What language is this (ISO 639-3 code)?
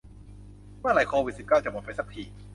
tha